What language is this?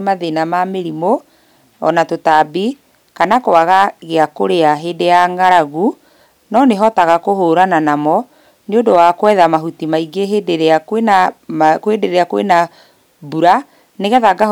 Kikuyu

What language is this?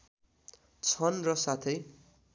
Nepali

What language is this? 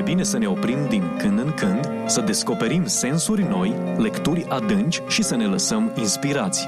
Romanian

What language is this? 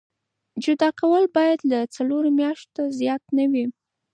Pashto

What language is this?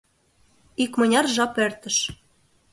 Mari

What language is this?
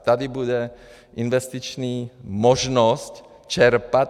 Czech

